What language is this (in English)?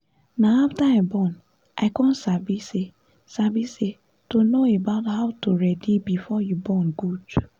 Nigerian Pidgin